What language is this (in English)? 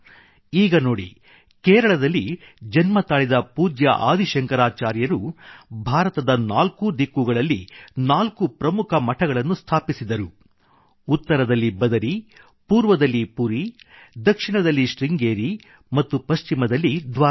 Kannada